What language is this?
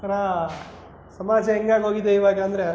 Kannada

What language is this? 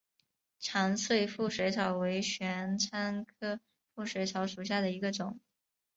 Chinese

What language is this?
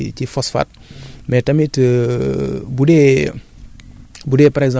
Wolof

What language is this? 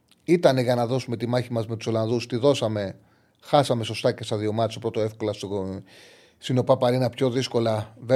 Greek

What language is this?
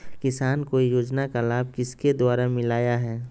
Magahi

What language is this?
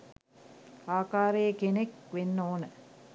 Sinhala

